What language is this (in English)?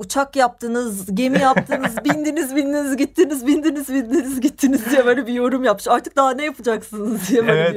Turkish